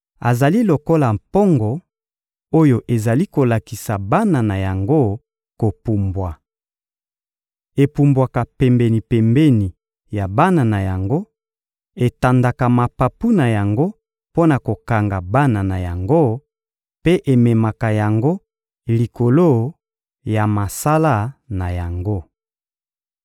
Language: Lingala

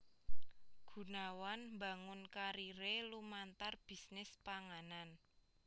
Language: Javanese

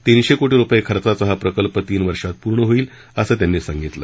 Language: Marathi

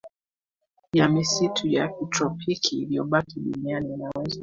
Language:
Swahili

